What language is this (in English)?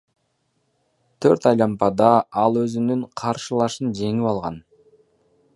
Kyrgyz